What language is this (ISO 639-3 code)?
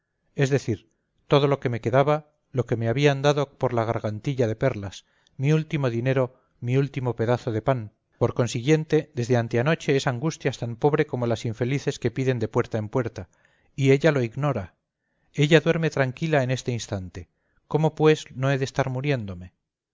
spa